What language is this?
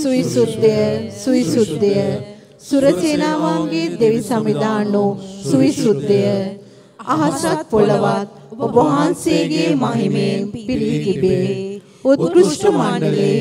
Romanian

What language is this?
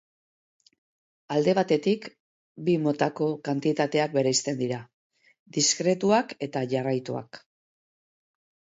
Basque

